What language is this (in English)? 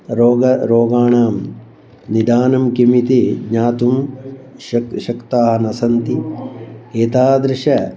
Sanskrit